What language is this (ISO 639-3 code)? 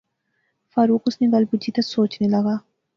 phr